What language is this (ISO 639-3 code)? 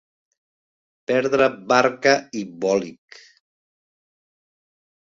cat